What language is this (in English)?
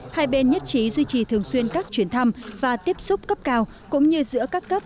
Vietnamese